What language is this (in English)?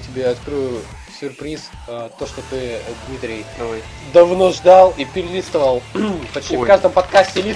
Russian